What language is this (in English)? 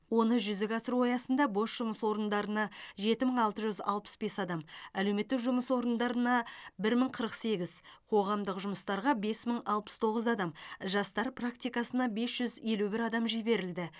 Kazakh